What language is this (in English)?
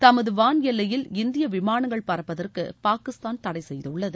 Tamil